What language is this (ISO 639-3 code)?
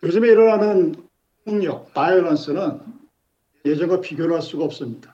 kor